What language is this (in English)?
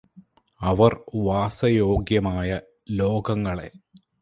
Malayalam